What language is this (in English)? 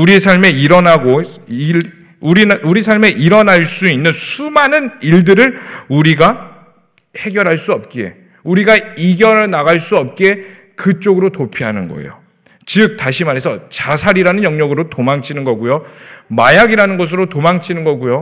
Korean